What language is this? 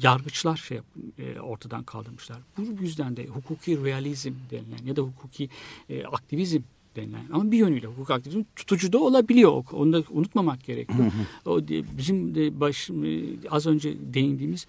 Turkish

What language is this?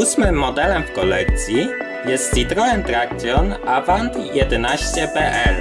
Polish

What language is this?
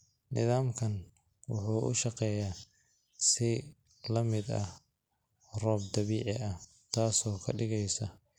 Somali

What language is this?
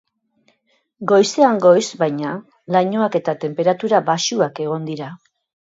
Basque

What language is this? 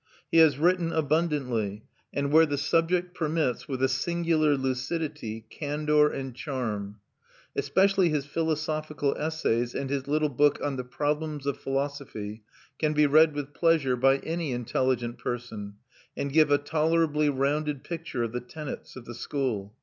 English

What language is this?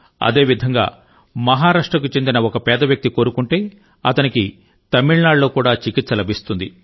Telugu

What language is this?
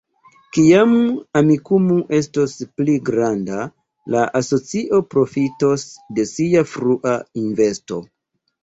Esperanto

